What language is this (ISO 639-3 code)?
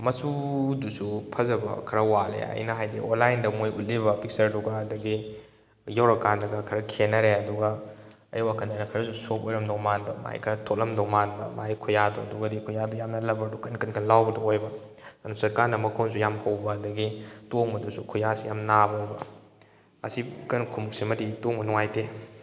mni